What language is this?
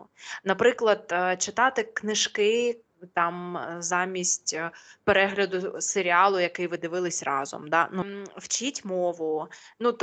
Ukrainian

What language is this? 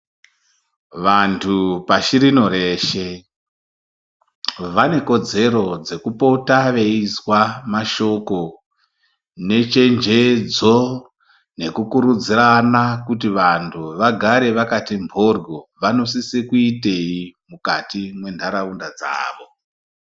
Ndau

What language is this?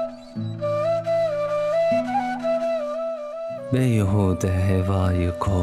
Turkish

